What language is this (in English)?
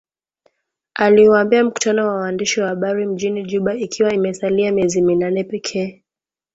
Swahili